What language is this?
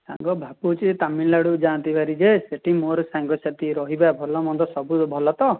Odia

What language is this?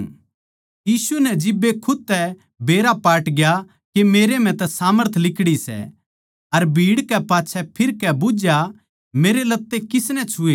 Haryanvi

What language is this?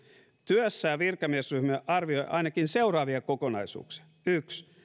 Finnish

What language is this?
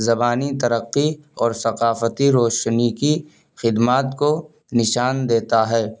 Urdu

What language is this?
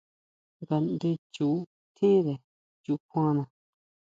Huautla Mazatec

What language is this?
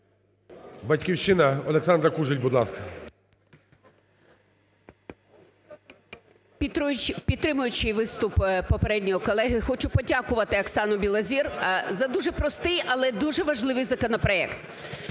Ukrainian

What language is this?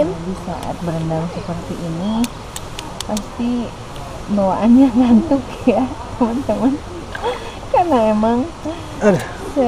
Indonesian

